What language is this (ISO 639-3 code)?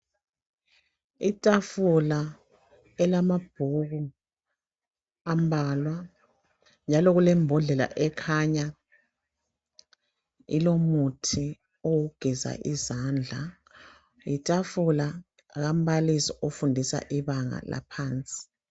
nde